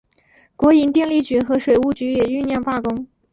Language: Chinese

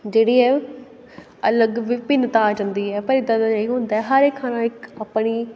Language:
Punjabi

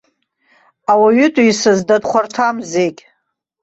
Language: Abkhazian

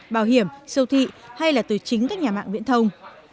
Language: Vietnamese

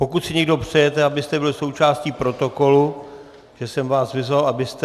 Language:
Czech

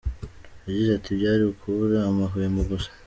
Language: Kinyarwanda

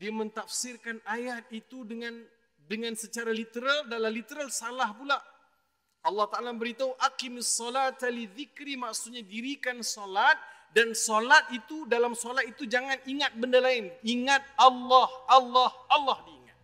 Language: Malay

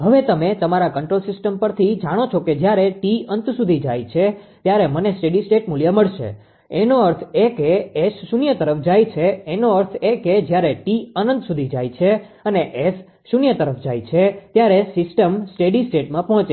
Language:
Gujarati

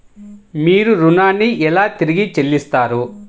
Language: Telugu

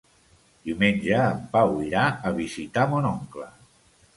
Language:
Catalan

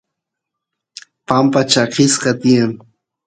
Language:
Santiago del Estero Quichua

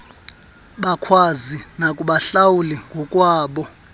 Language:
Xhosa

